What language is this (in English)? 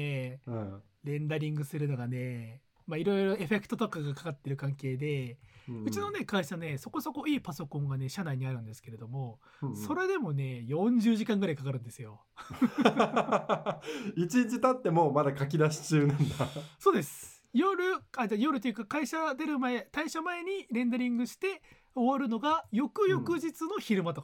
Japanese